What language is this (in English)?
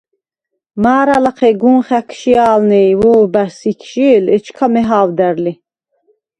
Svan